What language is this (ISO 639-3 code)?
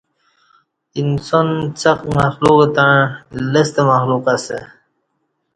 bsh